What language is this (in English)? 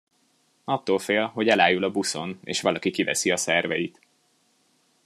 Hungarian